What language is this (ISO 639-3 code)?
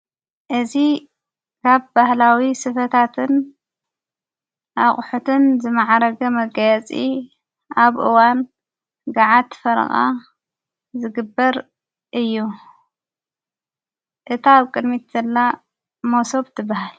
tir